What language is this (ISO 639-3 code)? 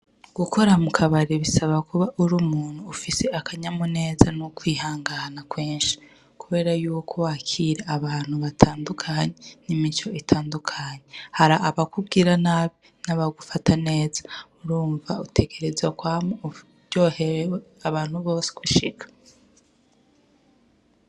run